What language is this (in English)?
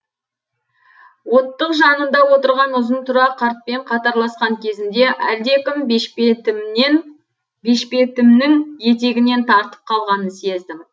Kazakh